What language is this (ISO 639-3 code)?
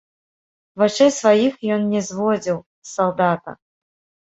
bel